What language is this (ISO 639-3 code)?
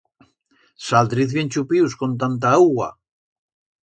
arg